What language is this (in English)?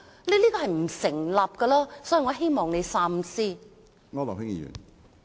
Cantonese